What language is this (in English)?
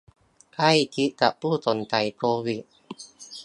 Thai